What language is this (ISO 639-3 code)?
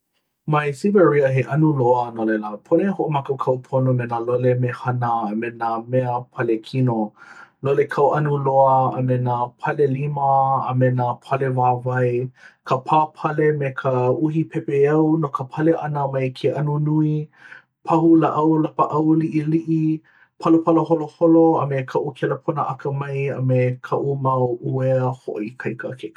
haw